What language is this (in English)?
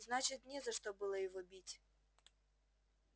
Russian